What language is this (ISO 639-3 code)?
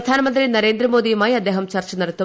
mal